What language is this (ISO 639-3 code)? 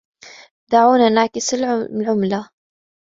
ara